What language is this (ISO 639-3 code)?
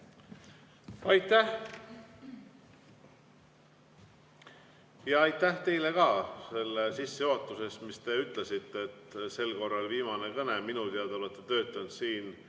est